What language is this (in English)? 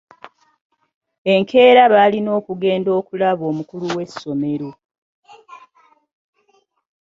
Ganda